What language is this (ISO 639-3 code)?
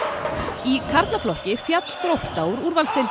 isl